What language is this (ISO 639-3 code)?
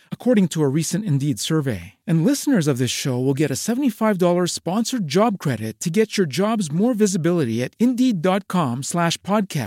ita